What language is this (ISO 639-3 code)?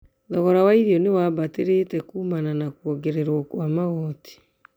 kik